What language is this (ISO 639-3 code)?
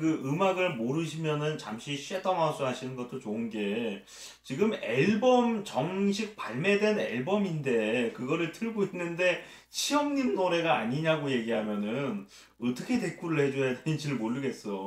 kor